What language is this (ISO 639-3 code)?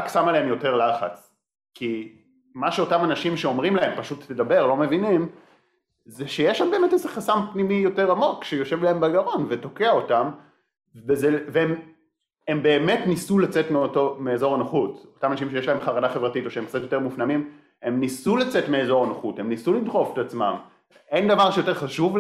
heb